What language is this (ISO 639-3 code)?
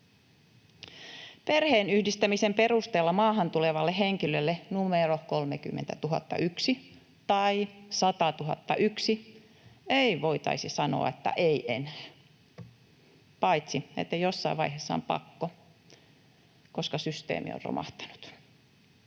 fin